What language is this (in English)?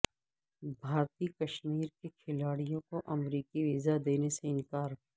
Urdu